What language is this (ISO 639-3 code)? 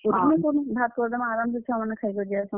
ori